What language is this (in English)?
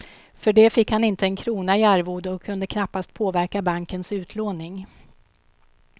Swedish